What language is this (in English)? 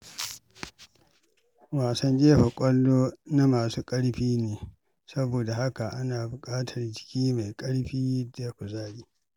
Hausa